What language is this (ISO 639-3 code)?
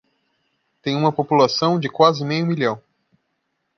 por